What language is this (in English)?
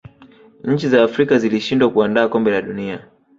Swahili